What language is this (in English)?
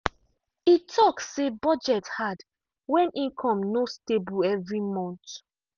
Nigerian Pidgin